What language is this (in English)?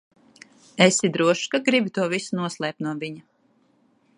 Latvian